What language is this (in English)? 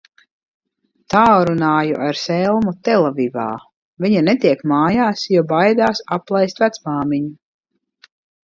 Latvian